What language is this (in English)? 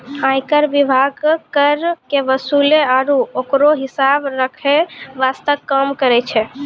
Maithili